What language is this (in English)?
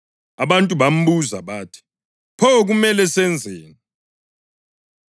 North Ndebele